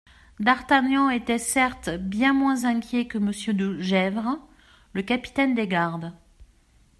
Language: French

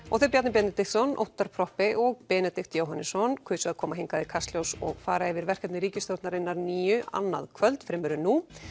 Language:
Icelandic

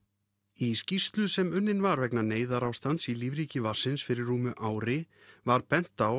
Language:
Icelandic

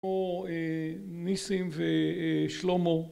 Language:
Hebrew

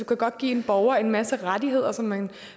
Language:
Danish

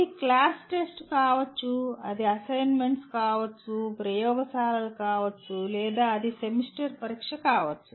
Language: Telugu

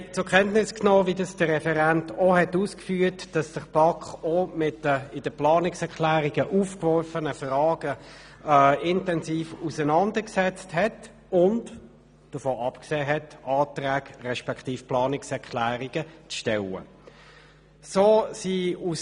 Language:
Swiss German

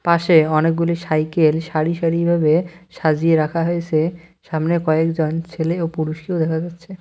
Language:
Bangla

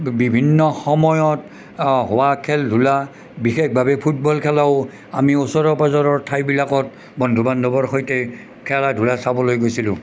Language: Assamese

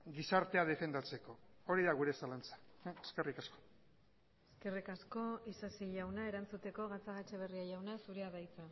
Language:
Basque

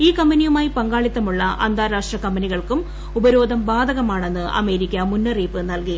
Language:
Malayalam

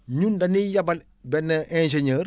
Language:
Wolof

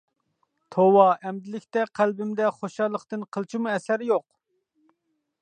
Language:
Uyghur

